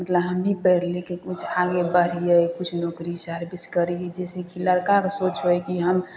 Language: Maithili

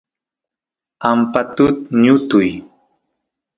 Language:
Santiago del Estero Quichua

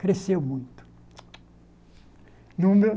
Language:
Portuguese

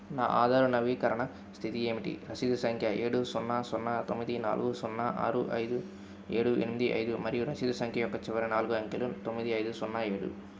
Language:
Telugu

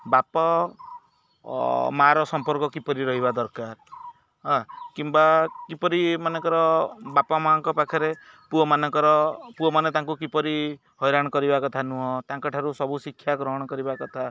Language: Odia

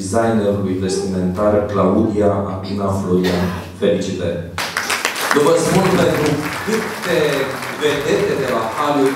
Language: Romanian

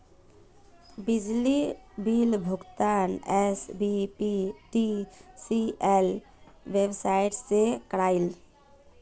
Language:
Magahi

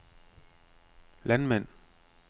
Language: Danish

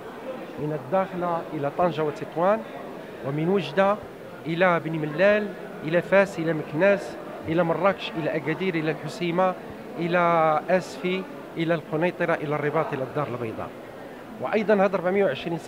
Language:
Arabic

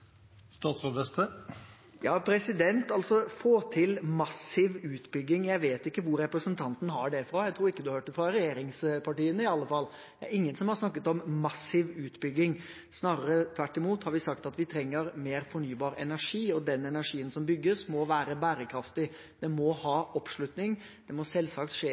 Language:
Norwegian Bokmål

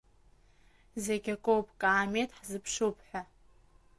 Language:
Abkhazian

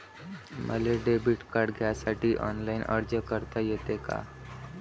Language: Marathi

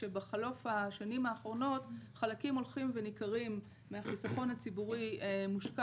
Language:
Hebrew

